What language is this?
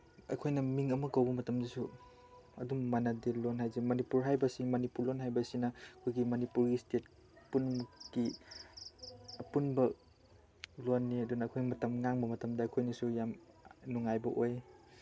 Manipuri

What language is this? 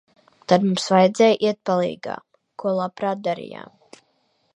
Latvian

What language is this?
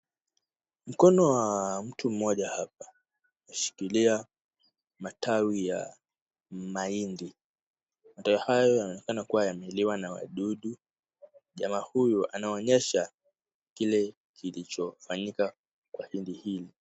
Swahili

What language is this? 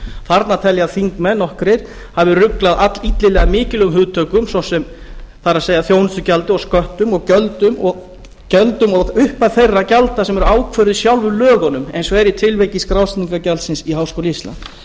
Icelandic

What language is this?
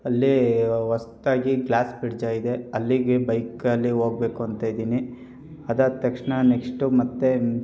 Kannada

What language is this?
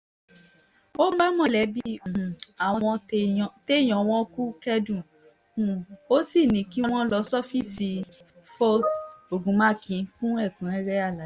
Yoruba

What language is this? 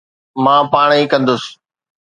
Sindhi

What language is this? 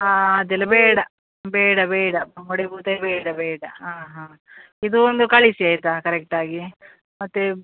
Kannada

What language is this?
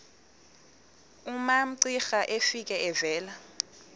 Xhosa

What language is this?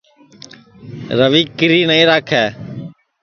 Sansi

